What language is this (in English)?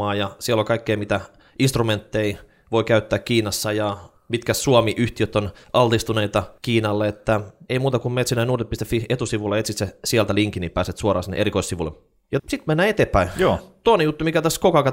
Finnish